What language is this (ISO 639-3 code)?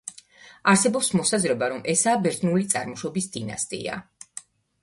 kat